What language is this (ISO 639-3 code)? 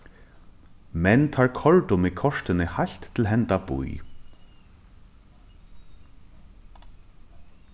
fao